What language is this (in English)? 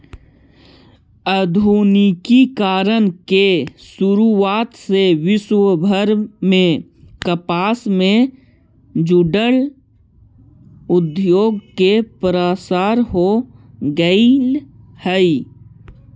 Magahi